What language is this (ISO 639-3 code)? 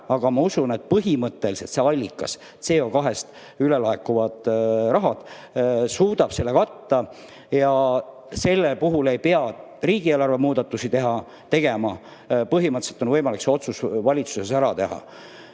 est